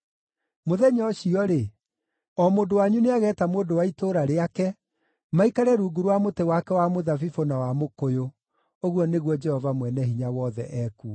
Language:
Kikuyu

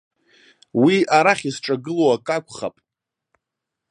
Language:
Abkhazian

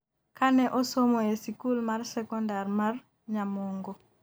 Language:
Luo (Kenya and Tanzania)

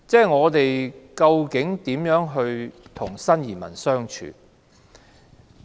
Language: Cantonese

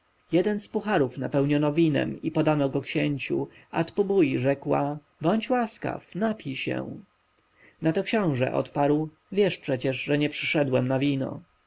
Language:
Polish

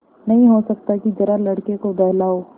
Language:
Hindi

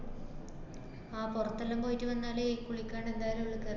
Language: Malayalam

